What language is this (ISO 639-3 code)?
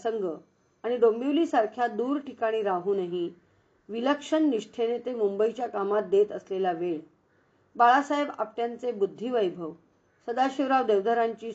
hin